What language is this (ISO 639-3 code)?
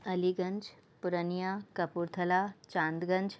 snd